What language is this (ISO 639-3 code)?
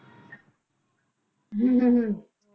pan